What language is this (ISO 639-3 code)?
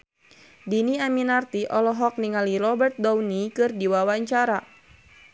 sun